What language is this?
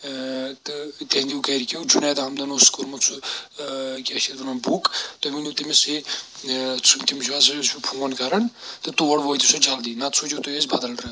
Kashmiri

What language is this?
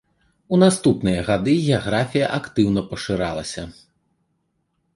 Belarusian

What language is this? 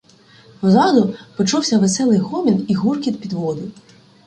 Ukrainian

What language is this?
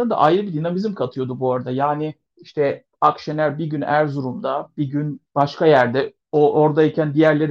Turkish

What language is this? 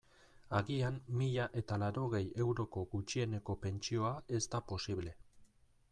Basque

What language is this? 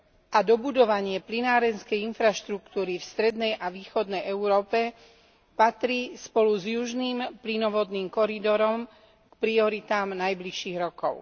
Slovak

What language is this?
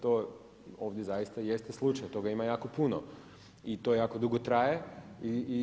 Croatian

